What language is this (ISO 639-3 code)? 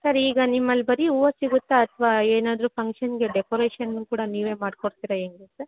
kan